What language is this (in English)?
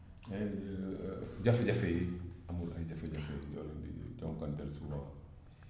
Wolof